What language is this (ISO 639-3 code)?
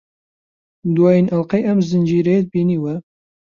ckb